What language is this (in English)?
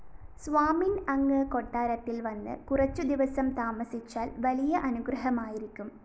Malayalam